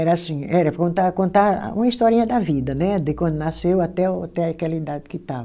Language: Portuguese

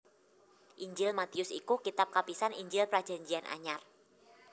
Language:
Javanese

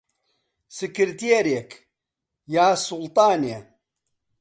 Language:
Central Kurdish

